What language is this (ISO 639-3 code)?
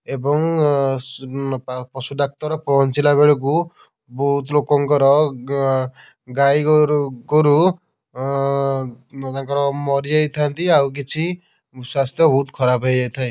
ori